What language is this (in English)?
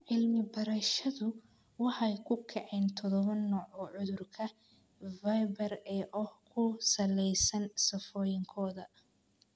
Somali